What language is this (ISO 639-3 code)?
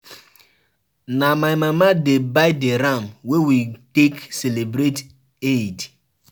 pcm